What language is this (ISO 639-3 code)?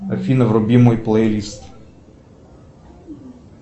rus